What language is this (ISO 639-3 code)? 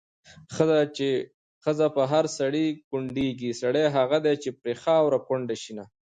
pus